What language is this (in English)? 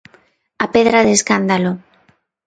Galician